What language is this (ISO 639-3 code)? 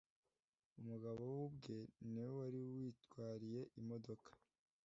kin